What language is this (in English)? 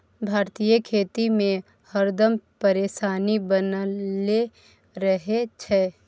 Maithili